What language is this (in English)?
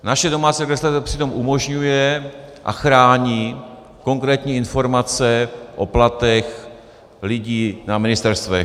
Czech